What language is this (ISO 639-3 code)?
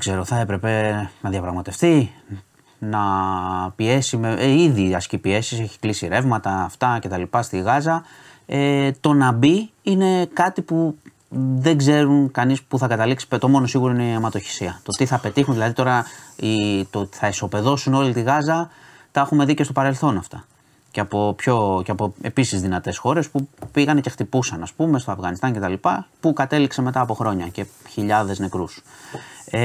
ell